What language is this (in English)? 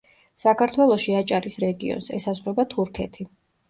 Georgian